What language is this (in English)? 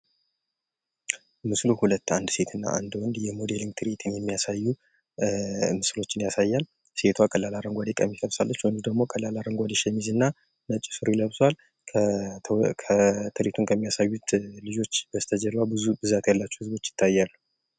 Amharic